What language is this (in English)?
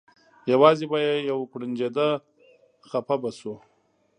Pashto